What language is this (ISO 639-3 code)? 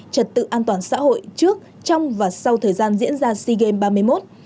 vie